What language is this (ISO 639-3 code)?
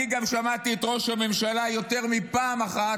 heb